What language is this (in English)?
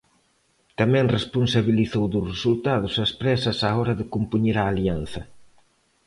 Galician